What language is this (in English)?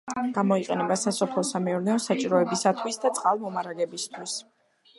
Georgian